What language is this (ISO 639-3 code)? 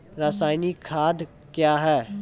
mai